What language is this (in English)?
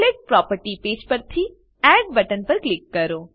Gujarati